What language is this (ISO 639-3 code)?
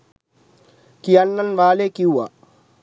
sin